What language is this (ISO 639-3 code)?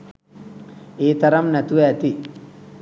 sin